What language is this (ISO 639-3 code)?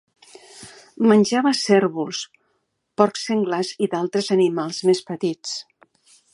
cat